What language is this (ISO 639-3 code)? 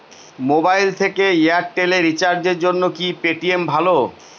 ben